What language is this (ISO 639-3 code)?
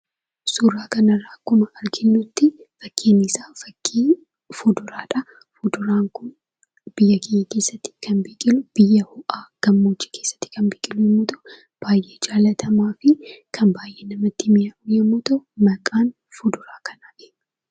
orm